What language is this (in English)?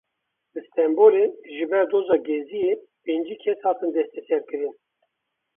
Kurdish